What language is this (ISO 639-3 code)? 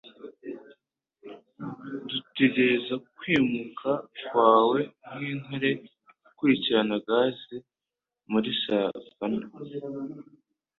kin